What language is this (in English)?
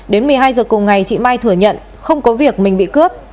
Vietnamese